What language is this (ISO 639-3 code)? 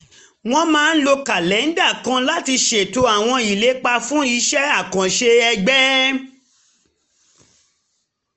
yor